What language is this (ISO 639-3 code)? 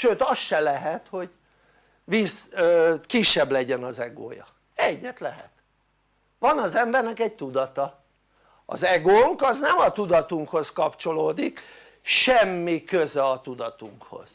hun